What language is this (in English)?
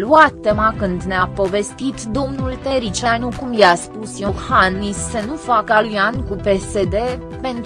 Romanian